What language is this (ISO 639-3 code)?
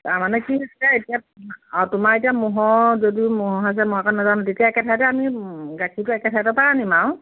asm